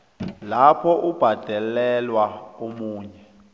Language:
South Ndebele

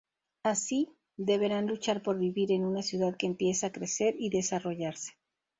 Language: Spanish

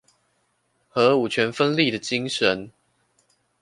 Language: Chinese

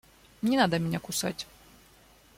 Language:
Russian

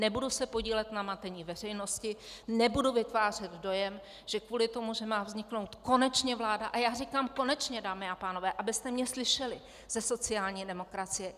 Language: Czech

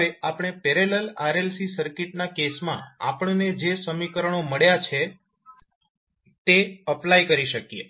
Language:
Gujarati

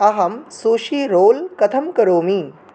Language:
Sanskrit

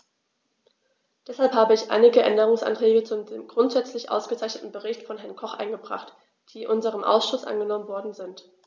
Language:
German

